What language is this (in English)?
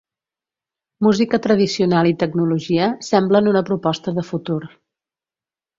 Catalan